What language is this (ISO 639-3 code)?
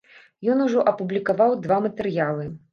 bel